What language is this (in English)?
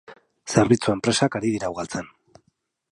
Basque